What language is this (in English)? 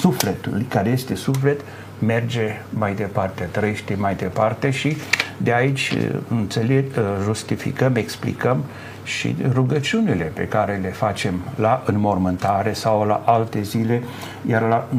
Romanian